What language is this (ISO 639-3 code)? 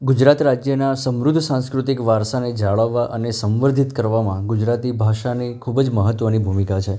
guj